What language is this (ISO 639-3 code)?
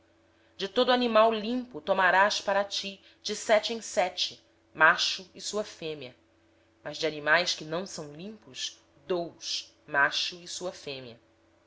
por